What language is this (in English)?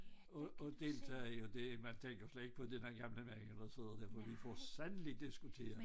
Danish